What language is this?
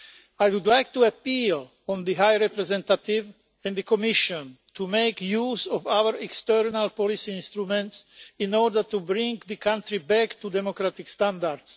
English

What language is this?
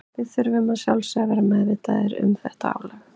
Icelandic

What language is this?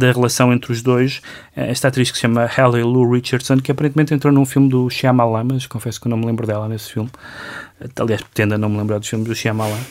Portuguese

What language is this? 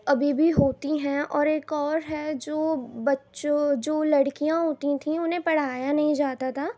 Urdu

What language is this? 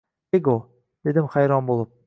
Uzbek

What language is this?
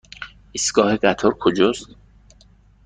Persian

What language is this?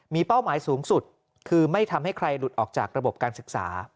Thai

